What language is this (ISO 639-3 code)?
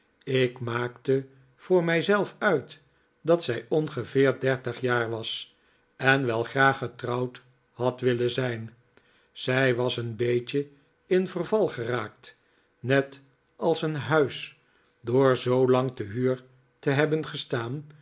nld